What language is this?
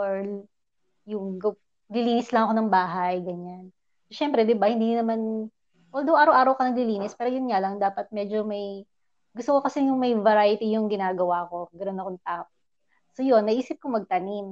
Filipino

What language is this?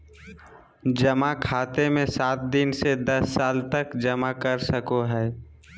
Magahi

